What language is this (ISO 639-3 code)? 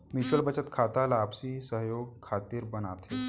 hne